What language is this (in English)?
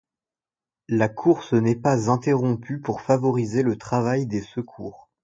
French